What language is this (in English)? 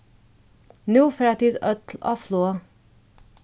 Faroese